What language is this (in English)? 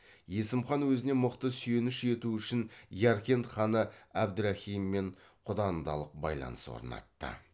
Kazakh